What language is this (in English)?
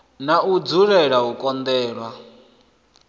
Venda